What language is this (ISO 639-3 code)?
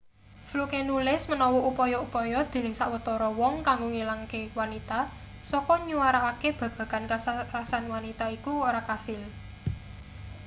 jav